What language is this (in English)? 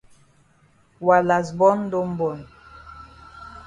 Cameroon Pidgin